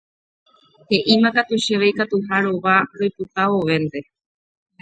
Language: Guarani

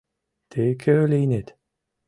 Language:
Mari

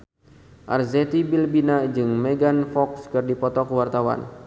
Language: Sundanese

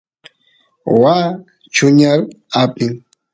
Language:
Santiago del Estero Quichua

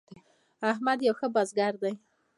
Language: Pashto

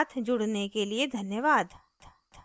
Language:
Hindi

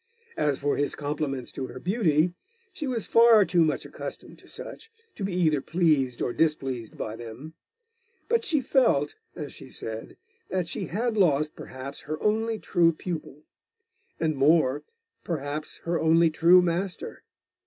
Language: English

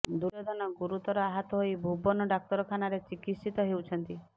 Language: Odia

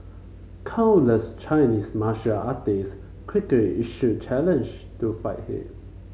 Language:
English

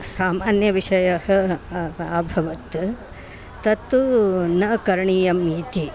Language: Sanskrit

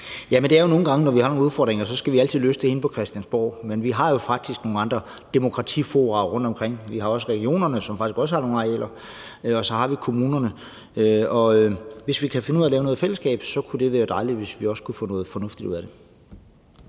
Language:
Danish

